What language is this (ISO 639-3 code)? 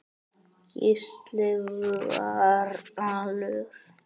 isl